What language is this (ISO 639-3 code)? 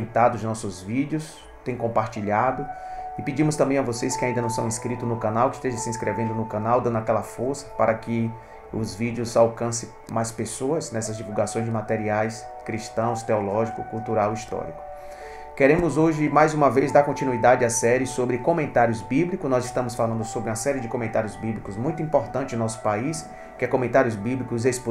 por